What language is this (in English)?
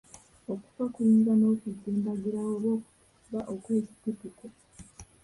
Ganda